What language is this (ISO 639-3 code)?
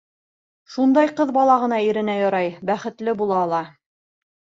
bak